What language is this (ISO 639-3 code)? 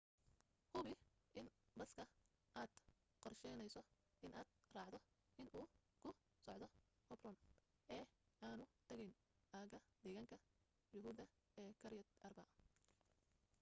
som